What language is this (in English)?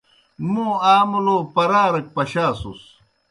Kohistani Shina